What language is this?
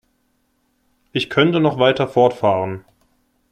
German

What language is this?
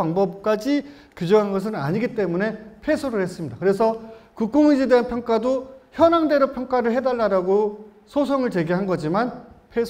Korean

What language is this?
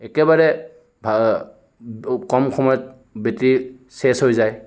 Assamese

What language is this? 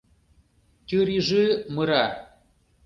Mari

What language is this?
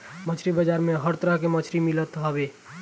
Bhojpuri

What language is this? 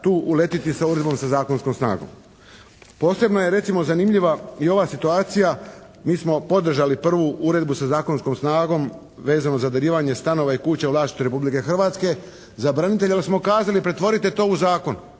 Croatian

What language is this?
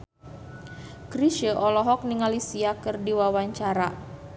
Sundanese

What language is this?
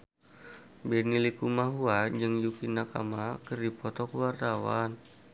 Sundanese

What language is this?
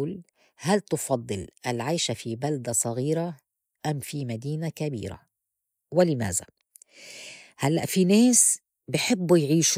North Levantine Arabic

